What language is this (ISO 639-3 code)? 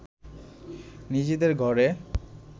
ben